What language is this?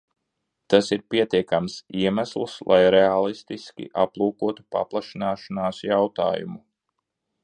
Latvian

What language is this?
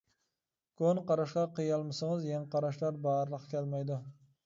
Uyghur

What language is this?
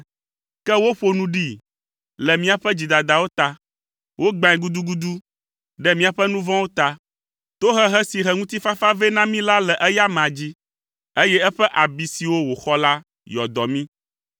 Ewe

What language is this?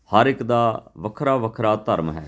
Punjabi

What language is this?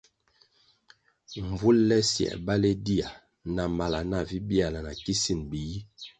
Kwasio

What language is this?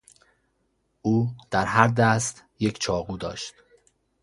Persian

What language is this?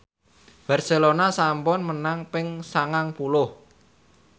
Javanese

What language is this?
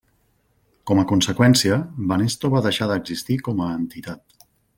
Catalan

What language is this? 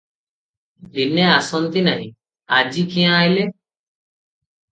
Odia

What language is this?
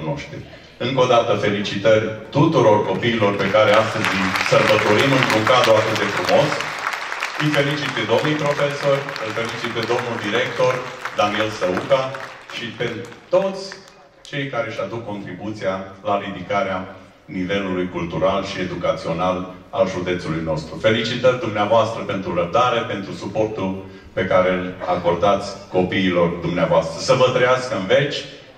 Romanian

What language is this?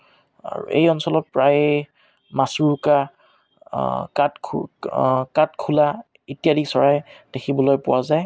Assamese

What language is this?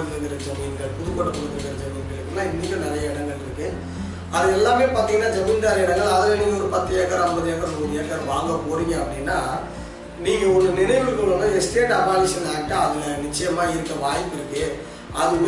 Tamil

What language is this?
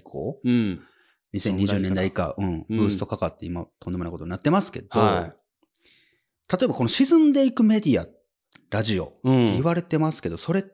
Japanese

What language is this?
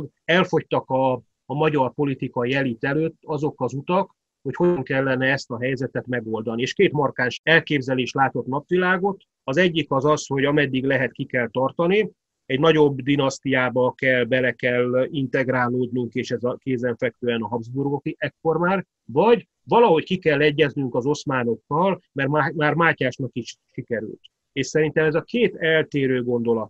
Hungarian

